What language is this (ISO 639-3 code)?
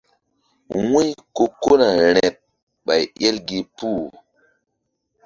mdd